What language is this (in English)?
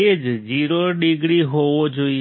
Gujarati